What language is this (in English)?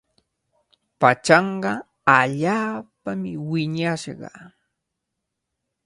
Cajatambo North Lima Quechua